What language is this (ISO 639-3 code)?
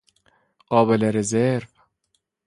fas